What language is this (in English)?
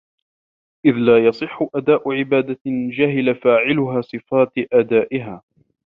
Arabic